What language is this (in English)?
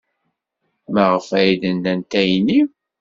Kabyle